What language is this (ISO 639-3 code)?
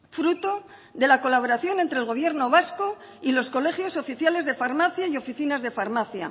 spa